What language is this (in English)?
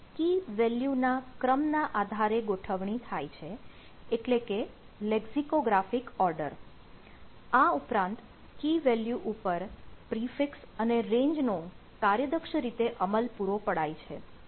Gujarati